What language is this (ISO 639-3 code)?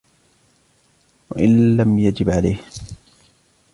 ara